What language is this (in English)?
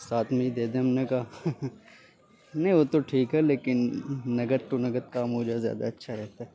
Urdu